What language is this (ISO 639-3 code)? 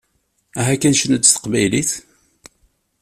kab